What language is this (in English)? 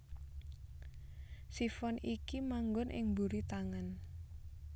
Javanese